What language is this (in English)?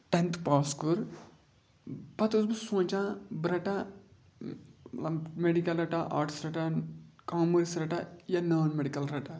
Kashmiri